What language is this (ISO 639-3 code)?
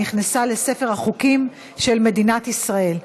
heb